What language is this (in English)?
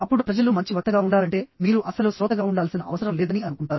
Telugu